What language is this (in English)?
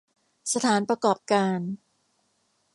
Thai